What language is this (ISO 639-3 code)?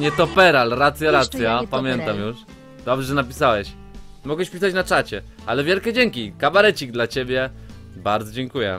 pol